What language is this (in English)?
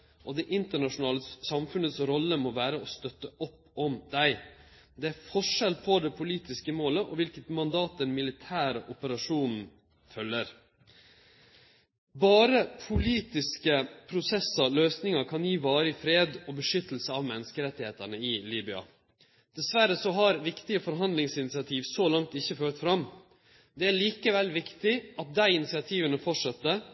Norwegian Nynorsk